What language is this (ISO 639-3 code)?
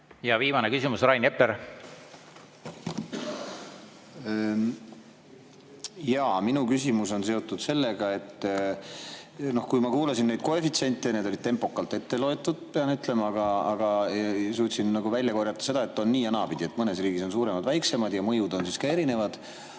est